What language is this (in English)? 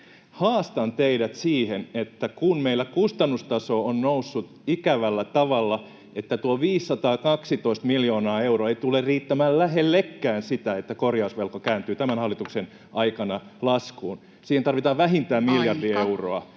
Finnish